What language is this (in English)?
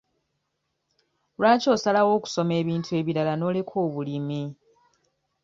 Ganda